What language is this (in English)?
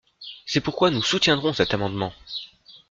French